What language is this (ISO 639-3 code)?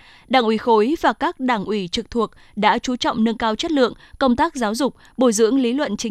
vie